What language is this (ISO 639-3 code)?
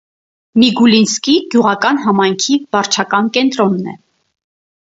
hye